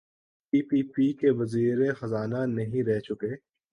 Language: Urdu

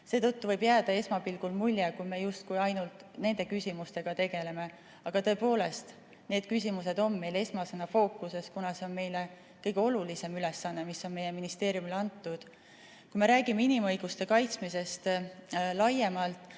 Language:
Estonian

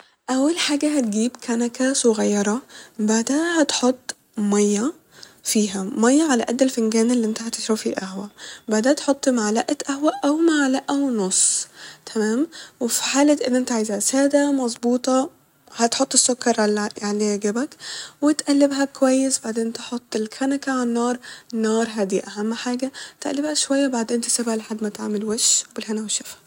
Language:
Egyptian Arabic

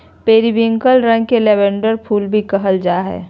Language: Magahi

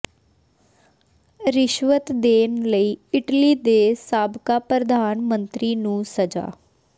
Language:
Punjabi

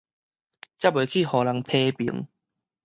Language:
Min Nan Chinese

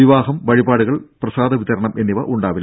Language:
Malayalam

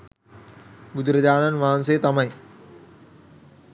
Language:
Sinhala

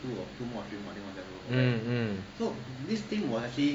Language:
English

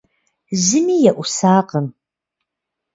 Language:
Kabardian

